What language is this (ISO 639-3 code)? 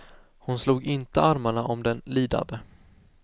swe